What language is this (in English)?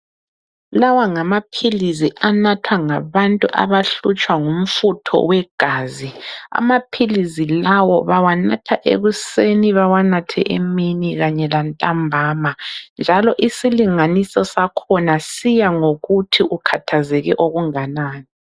North Ndebele